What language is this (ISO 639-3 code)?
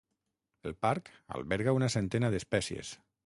cat